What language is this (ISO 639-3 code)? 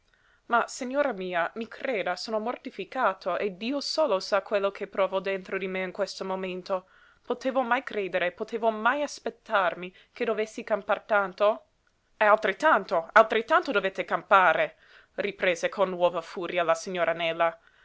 ita